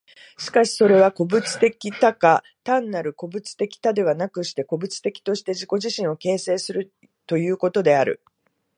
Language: Japanese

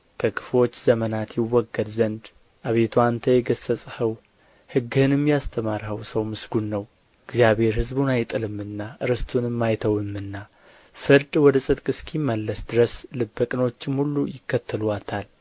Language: Amharic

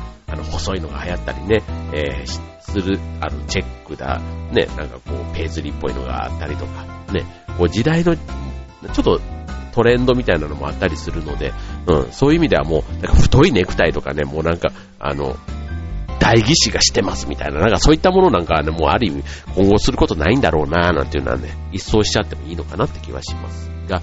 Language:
Japanese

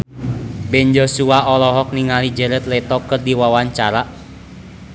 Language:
Sundanese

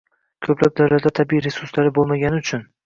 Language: Uzbek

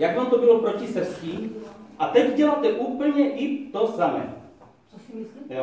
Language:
Czech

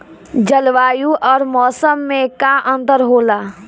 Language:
Bhojpuri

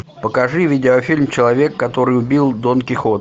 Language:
Russian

